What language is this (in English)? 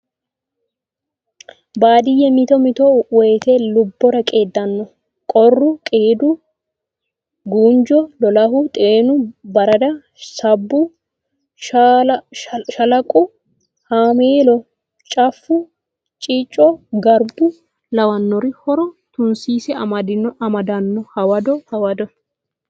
Sidamo